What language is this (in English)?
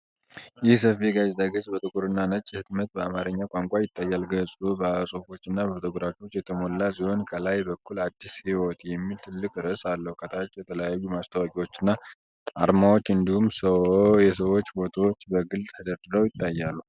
Amharic